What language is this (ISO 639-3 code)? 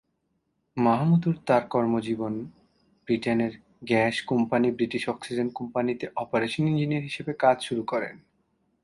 ben